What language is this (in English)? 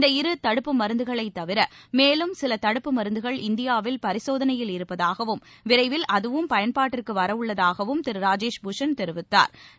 Tamil